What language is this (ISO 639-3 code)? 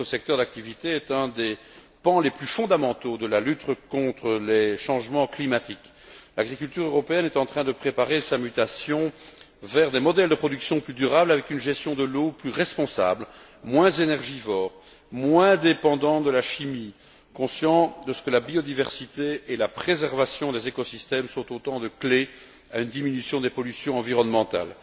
fra